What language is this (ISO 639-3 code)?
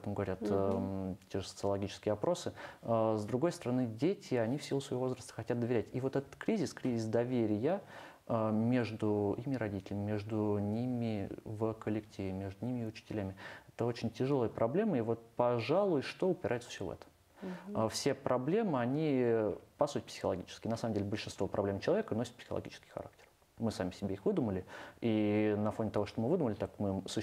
rus